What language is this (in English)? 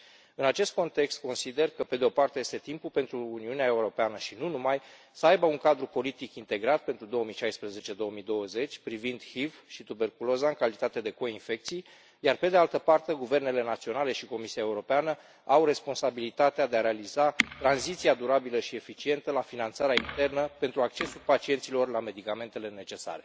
Romanian